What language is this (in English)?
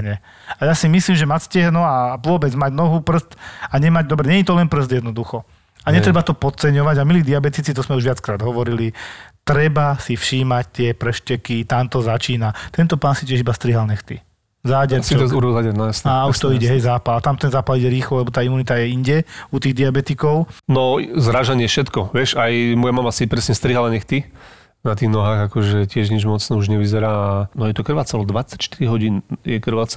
Slovak